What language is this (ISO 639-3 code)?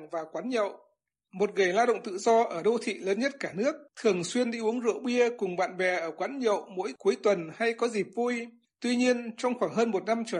vie